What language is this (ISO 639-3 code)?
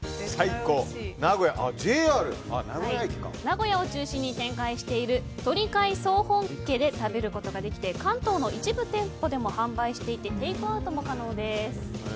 jpn